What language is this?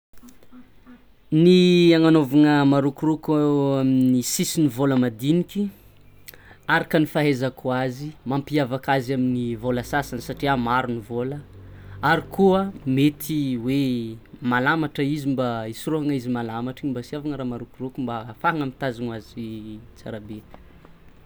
Tsimihety Malagasy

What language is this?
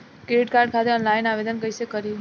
Bhojpuri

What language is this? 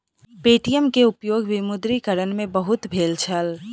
Maithili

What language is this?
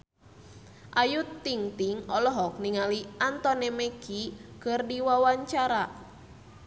Sundanese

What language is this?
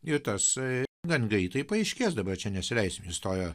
Lithuanian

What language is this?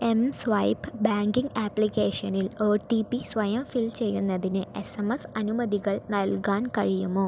Malayalam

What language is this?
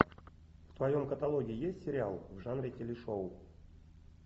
Russian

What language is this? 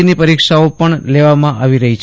Gujarati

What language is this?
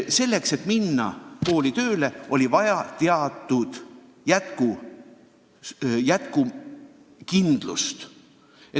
Estonian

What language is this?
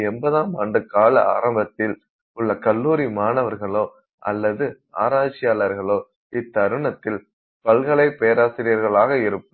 Tamil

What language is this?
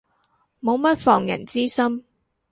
Cantonese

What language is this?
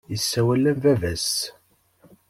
Kabyle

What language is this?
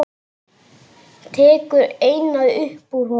Icelandic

